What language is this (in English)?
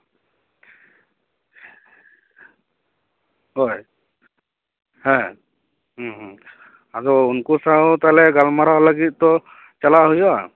Santali